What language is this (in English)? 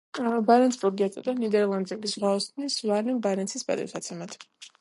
Georgian